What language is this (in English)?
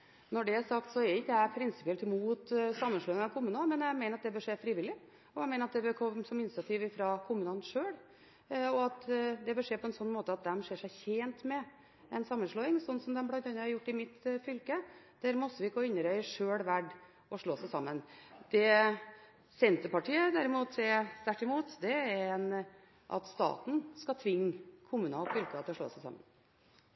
Norwegian Bokmål